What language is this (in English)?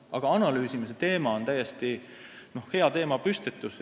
Estonian